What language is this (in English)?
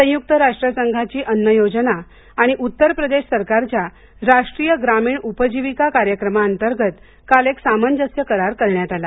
Marathi